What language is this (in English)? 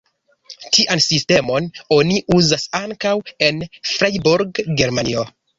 Esperanto